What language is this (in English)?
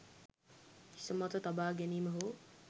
Sinhala